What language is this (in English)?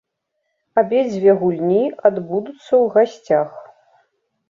Belarusian